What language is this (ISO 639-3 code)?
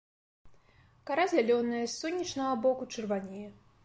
bel